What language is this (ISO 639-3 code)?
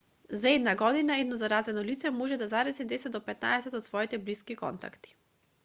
mkd